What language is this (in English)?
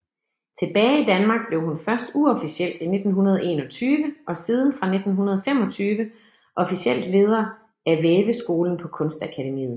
Danish